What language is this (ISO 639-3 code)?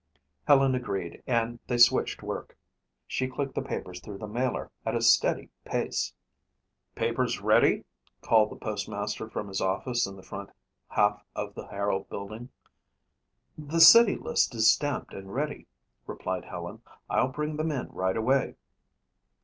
eng